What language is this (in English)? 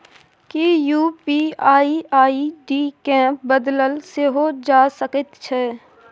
Maithili